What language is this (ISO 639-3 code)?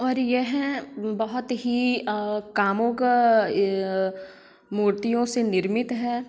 hin